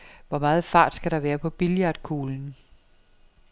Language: Danish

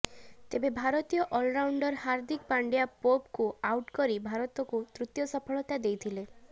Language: Odia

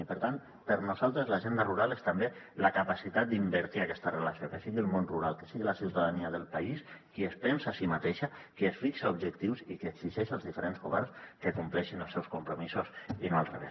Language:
Catalan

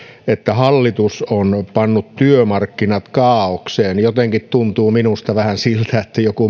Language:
Finnish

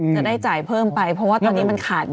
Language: Thai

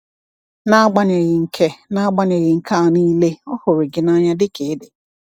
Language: Igbo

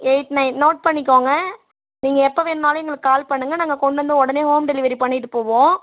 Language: Tamil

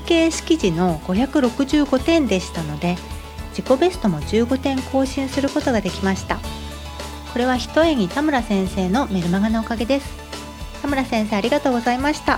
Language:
Japanese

